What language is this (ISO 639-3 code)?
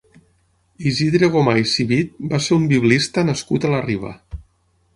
cat